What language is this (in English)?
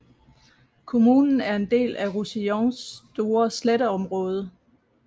Danish